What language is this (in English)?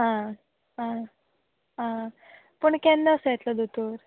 Konkani